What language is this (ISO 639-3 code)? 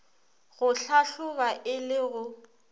nso